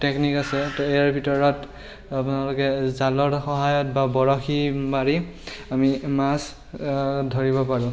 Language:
Assamese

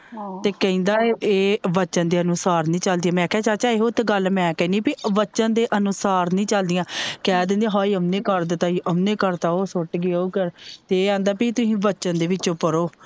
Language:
Punjabi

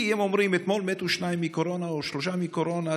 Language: Hebrew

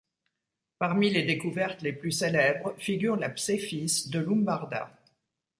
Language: French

